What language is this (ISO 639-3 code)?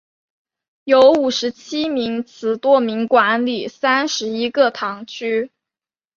zho